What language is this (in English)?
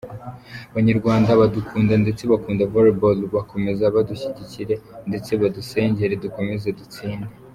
Kinyarwanda